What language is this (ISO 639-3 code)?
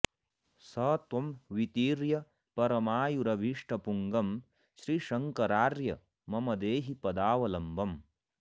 san